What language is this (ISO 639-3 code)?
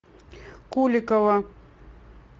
rus